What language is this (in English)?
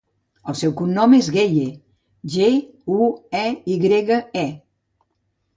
Catalan